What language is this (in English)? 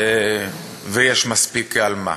Hebrew